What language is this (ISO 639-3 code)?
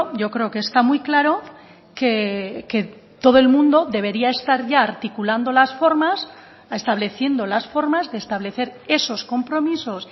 spa